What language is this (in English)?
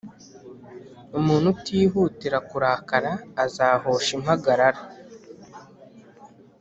Kinyarwanda